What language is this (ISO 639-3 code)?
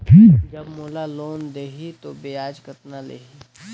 hne